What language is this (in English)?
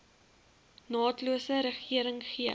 Afrikaans